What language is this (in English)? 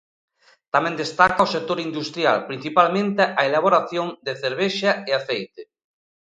Galician